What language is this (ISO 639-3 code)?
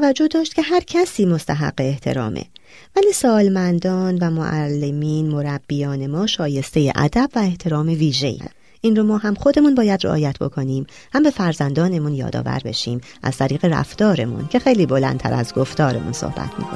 fas